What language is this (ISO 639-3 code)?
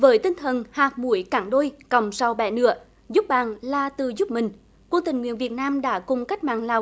vie